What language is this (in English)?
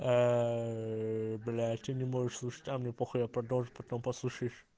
Russian